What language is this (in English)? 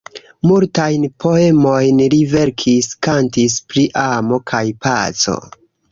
Esperanto